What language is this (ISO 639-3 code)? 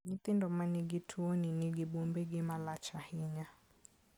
luo